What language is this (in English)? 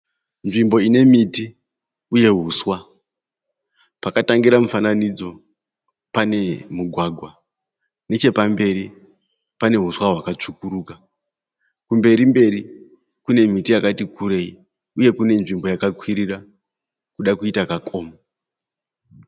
Shona